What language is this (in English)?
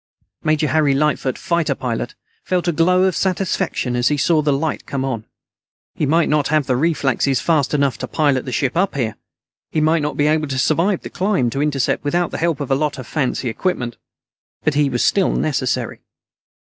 English